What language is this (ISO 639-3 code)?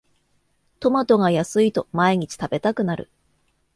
jpn